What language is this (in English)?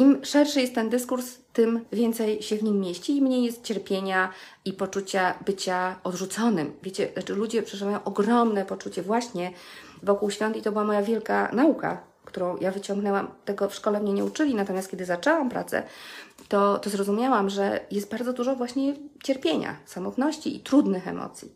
Polish